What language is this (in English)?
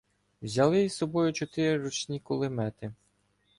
Ukrainian